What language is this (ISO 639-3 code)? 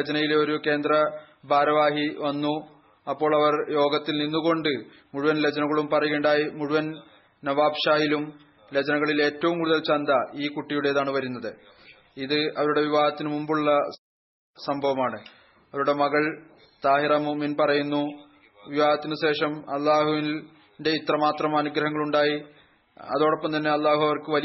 mal